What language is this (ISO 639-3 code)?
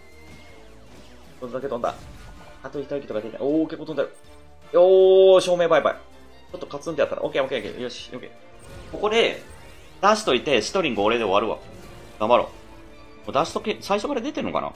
jpn